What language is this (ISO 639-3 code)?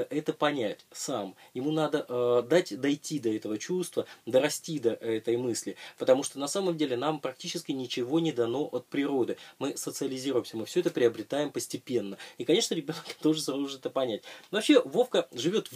rus